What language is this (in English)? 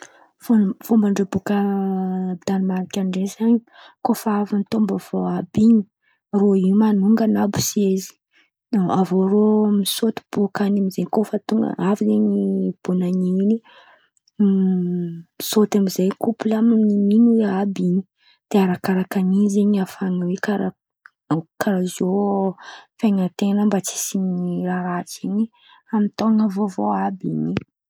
Antankarana Malagasy